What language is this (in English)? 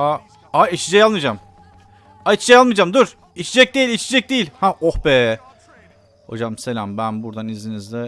Turkish